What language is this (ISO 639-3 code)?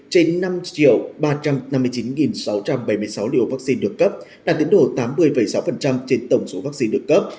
vie